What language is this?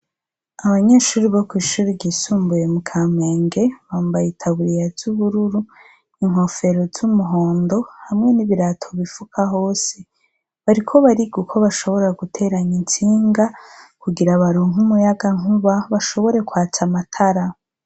Rundi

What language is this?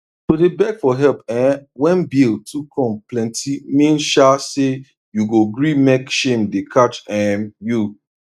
Nigerian Pidgin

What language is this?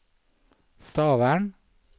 Norwegian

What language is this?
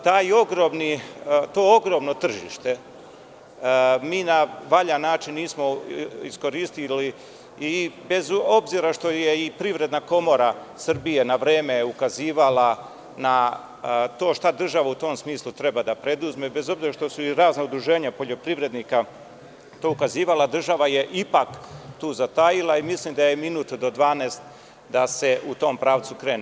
Serbian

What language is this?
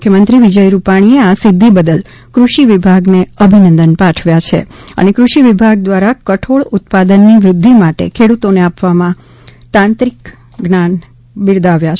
Gujarati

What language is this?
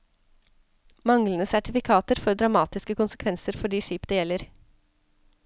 Norwegian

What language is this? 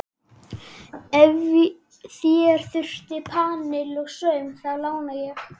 Icelandic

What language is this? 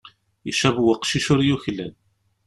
Kabyle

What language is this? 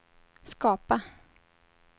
Swedish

